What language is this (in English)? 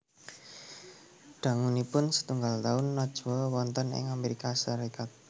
Javanese